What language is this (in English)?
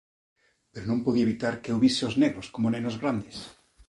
Galician